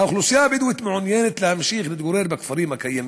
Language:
Hebrew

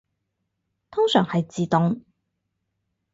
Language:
Cantonese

